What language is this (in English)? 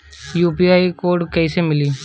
Bhojpuri